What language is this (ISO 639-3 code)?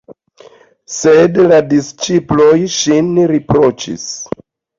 epo